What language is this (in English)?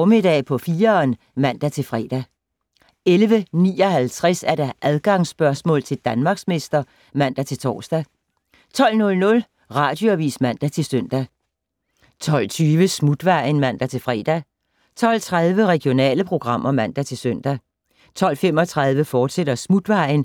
Danish